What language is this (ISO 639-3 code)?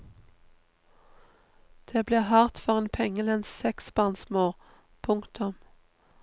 nor